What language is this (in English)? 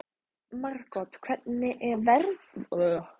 Icelandic